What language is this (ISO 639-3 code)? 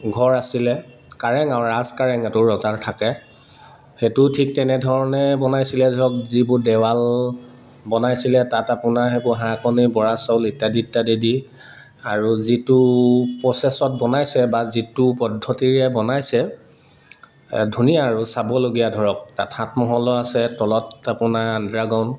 asm